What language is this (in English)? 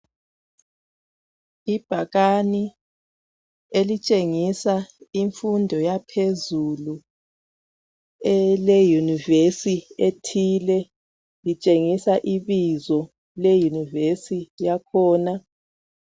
North Ndebele